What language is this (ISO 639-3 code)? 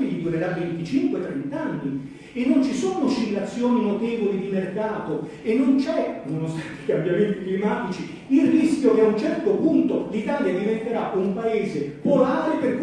ita